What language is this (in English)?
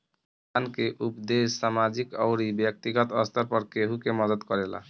Bhojpuri